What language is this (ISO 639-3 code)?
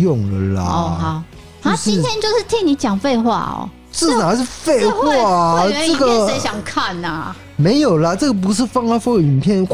zho